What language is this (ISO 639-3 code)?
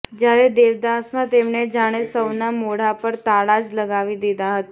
guj